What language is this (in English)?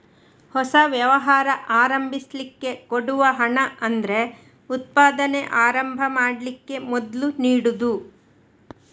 Kannada